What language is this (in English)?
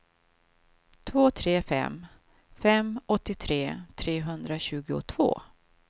Swedish